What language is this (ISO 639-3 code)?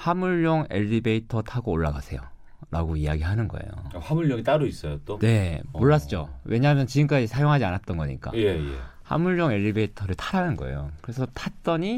kor